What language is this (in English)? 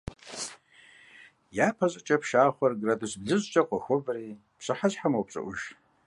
Kabardian